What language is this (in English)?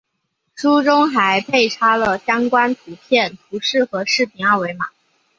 Chinese